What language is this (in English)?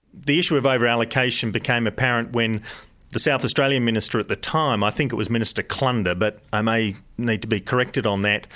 English